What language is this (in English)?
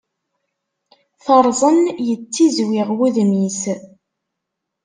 Kabyle